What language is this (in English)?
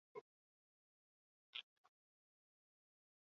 Basque